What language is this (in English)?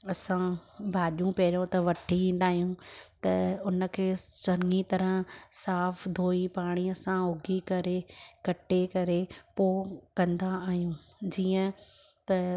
Sindhi